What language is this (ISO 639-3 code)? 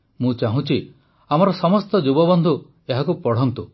ori